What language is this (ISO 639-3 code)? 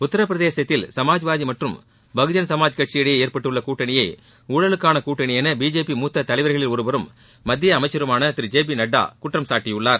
tam